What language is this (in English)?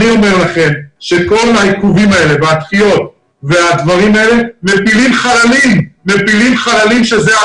Hebrew